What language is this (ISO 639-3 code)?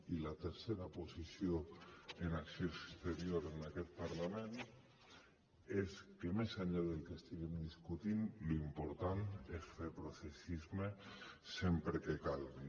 cat